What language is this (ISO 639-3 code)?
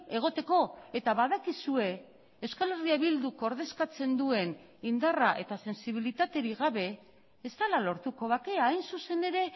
eus